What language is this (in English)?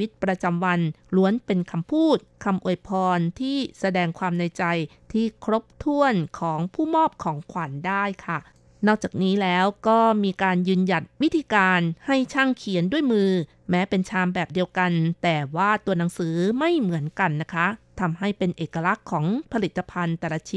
Thai